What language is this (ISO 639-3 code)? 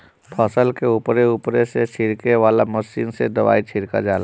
bho